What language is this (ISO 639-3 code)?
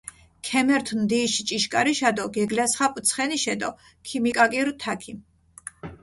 xmf